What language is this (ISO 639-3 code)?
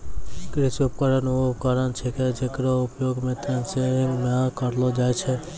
mai